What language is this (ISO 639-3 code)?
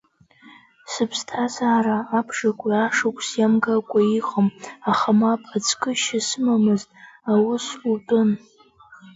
abk